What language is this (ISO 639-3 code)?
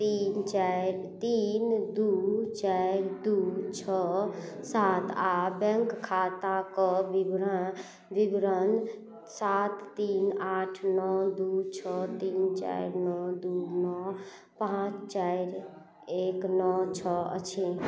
mai